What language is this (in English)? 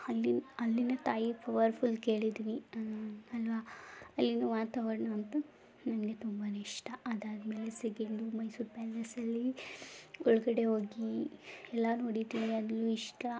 Kannada